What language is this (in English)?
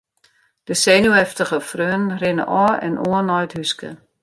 Western Frisian